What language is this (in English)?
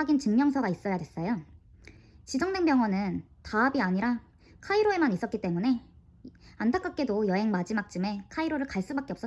Korean